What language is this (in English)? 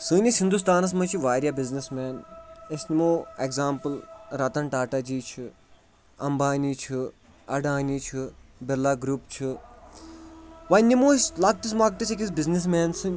Kashmiri